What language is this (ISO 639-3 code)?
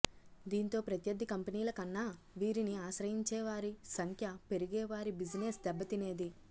tel